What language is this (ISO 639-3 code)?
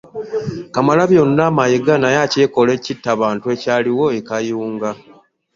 lug